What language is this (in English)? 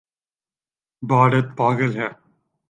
Urdu